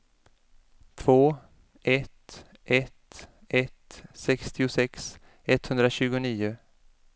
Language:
Swedish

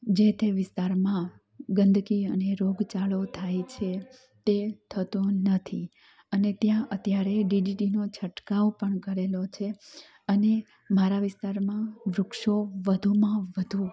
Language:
Gujarati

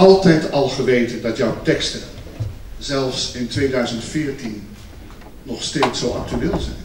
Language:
Dutch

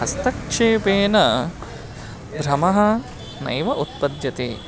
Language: Sanskrit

